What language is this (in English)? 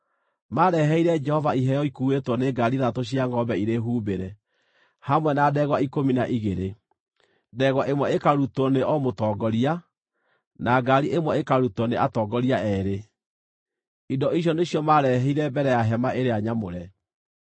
Kikuyu